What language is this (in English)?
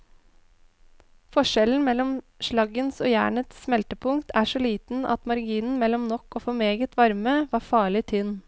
Norwegian